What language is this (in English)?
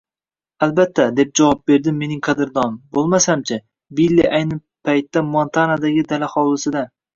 Uzbek